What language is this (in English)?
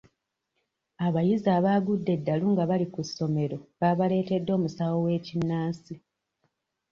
Ganda